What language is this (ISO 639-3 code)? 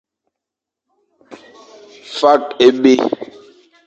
fan